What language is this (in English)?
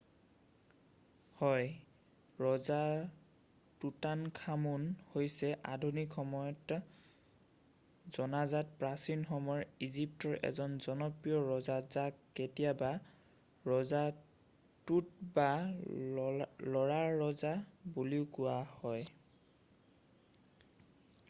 Assamese